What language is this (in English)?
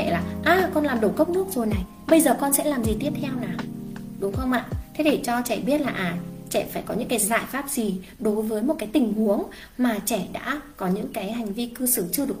Vietnamese